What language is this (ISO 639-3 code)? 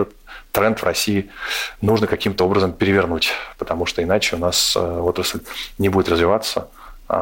rus